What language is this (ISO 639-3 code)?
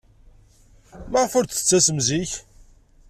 kab